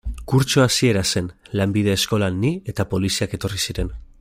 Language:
Basque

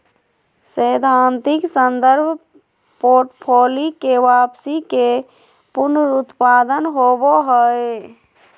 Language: Magahi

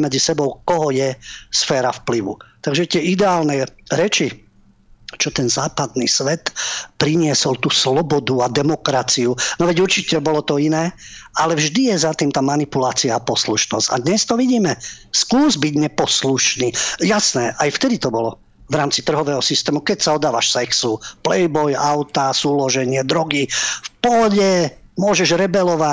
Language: Slovak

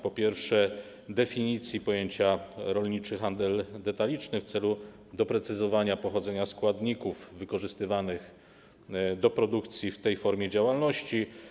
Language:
Polish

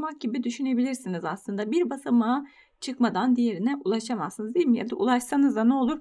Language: Turkish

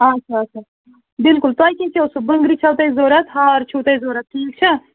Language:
Kashmiri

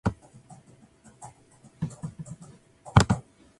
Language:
Japanese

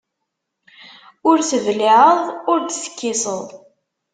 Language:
Kabyle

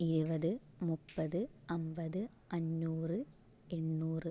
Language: Malayalam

